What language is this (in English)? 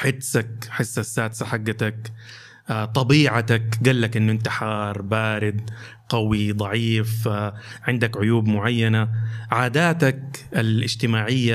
Arabic